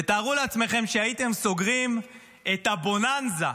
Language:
Hebrew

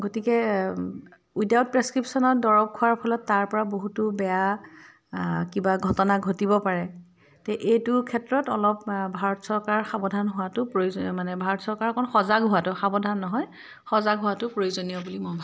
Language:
Assamese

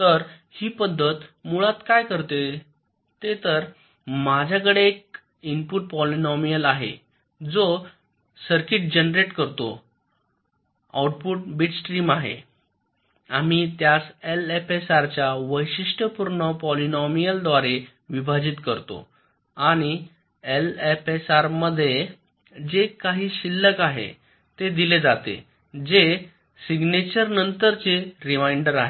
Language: Marathi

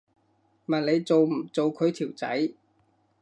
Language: Cantonese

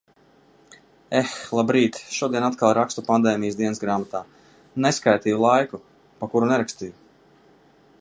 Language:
Latvian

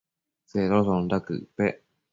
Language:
Matsés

